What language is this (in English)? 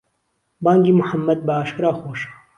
Central Kurdish